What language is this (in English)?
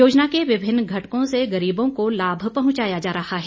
Hindi